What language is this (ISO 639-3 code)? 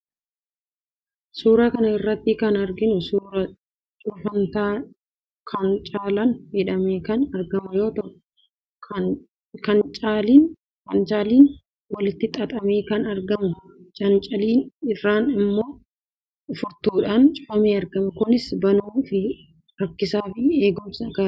orm